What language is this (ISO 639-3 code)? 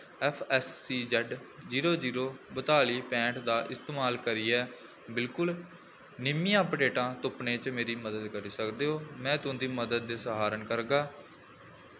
doi